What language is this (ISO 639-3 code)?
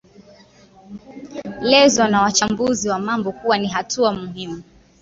swa